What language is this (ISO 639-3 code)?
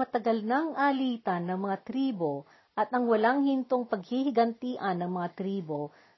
fil